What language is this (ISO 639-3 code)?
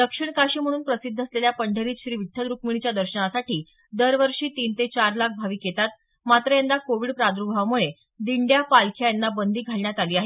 mar